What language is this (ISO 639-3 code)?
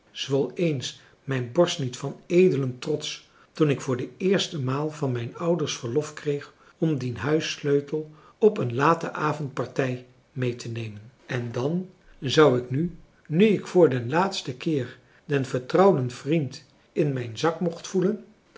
nld